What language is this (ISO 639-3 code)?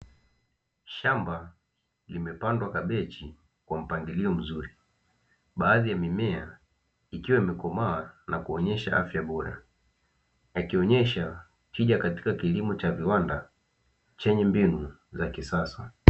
swa